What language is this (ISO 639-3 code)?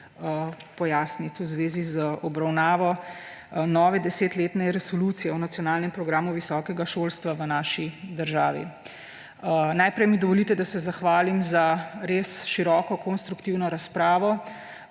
slv